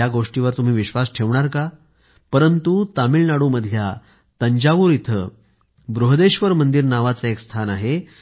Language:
Marathi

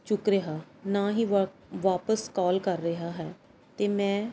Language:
Punjabi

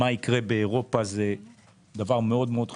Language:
Hebrew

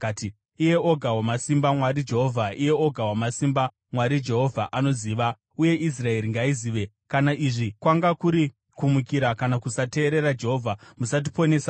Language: Shona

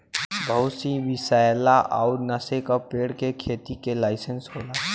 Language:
Bhojpuri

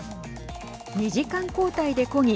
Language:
Japanese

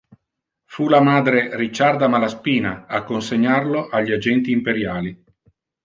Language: Italian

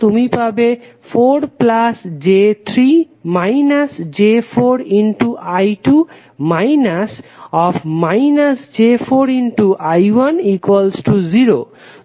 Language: Bangla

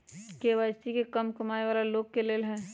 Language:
Magahi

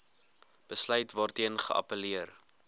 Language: Afrikaans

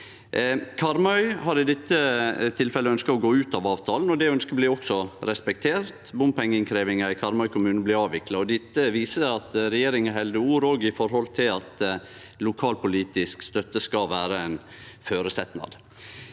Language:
Norwegian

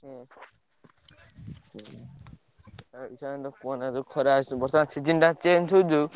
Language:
Odia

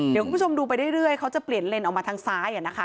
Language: Thai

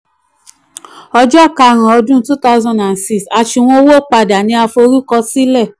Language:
Yoruba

